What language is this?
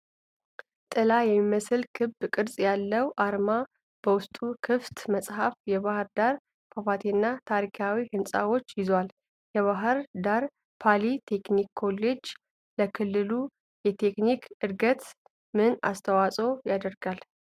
Amharic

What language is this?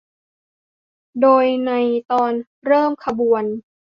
Thai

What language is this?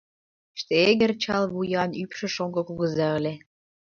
Mari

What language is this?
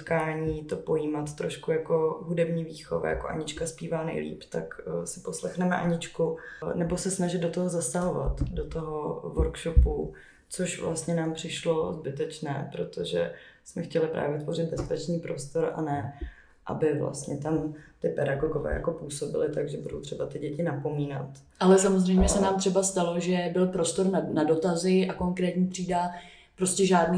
Czech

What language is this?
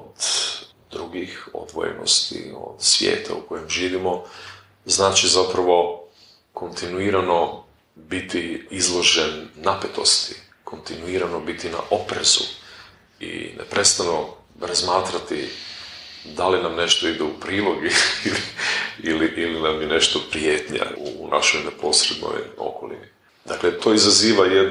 Croatian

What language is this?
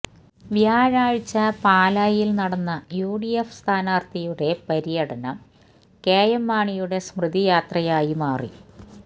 Malayalam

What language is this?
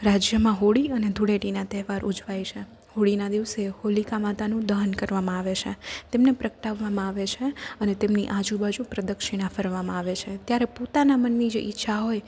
Gujarati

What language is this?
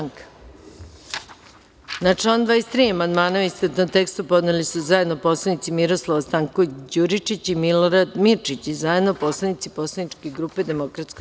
Serbian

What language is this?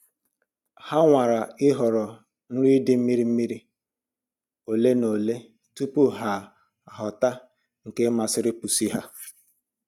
Igbo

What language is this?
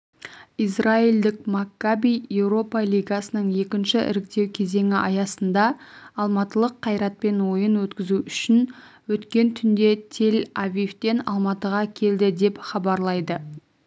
Kazakh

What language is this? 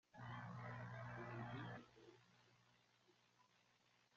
Spanish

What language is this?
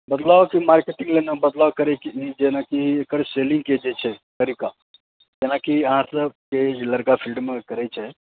Maithili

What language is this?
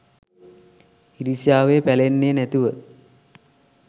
Sinhala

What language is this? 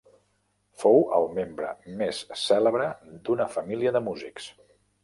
Catalan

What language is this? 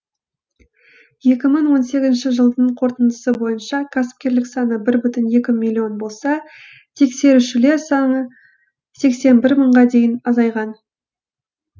Kazakh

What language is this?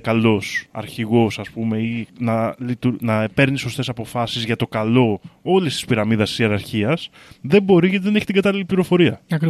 Greek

